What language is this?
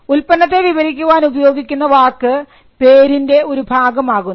Malayalam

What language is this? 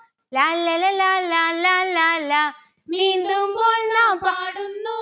Malayalam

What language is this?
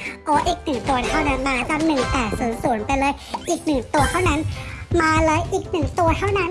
Thai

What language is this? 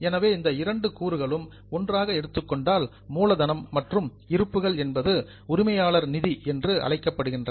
Tamil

